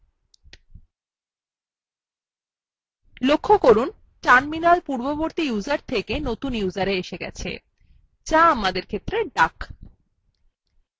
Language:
Bangla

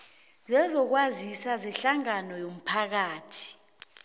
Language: South Ndebele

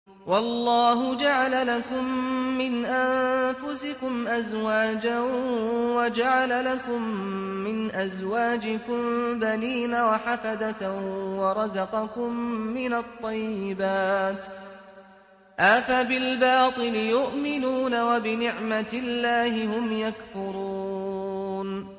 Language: Arabic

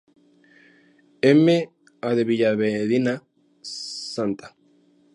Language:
Spanish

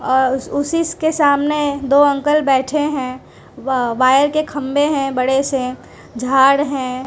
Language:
Hindi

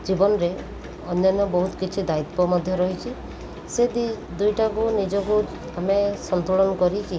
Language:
Odia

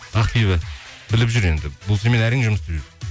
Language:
Kazakh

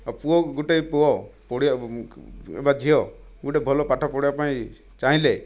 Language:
Odia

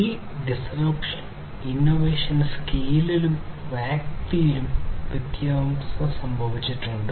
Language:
Malayalam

